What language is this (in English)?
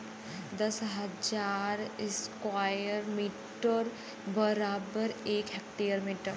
Bhojpuri